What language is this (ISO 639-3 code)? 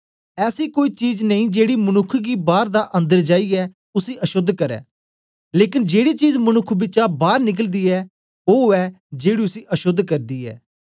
doi